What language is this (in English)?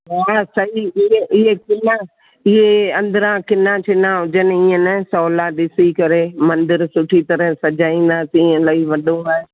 Sindhi